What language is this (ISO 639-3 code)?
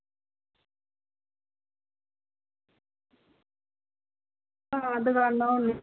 doi